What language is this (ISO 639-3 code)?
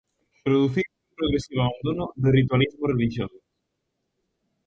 glg